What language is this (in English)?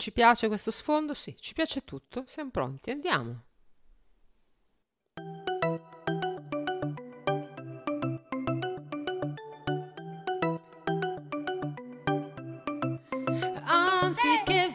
Italian